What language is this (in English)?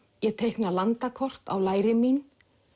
Icelandic